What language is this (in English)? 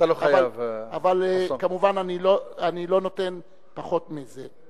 Hebrew